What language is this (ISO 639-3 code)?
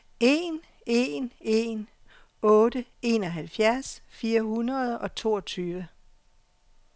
dan